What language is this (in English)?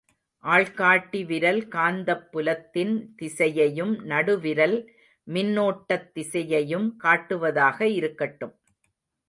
Tamil